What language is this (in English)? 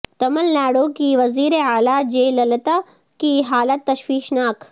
Urdu